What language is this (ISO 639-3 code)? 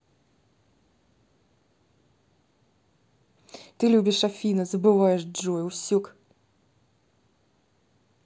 rus